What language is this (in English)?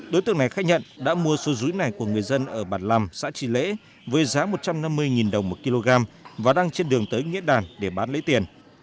Vietnamese